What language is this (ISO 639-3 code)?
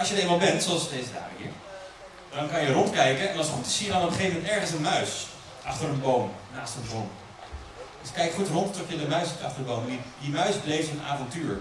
nld